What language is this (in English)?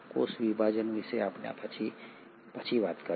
Gujarati